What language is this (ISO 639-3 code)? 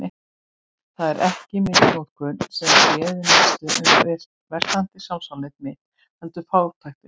isl